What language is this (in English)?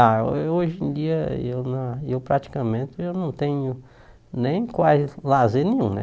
Portuguese